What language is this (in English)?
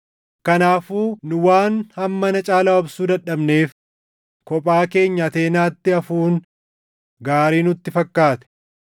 Oromo